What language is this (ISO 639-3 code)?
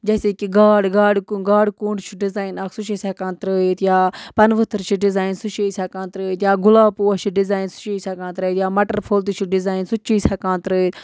kas